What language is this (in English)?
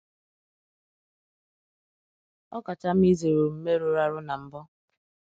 Igbo